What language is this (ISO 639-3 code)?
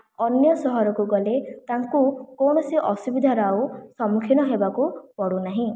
ori